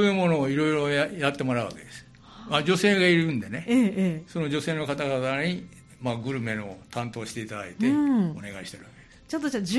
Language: Japanese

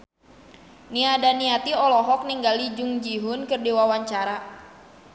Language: Sundanese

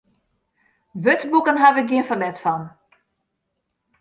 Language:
Western Frisian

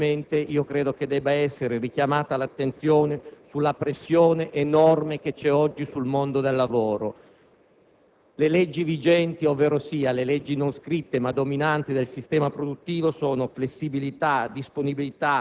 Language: Italian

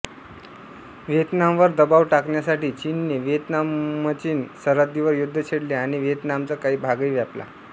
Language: Marathi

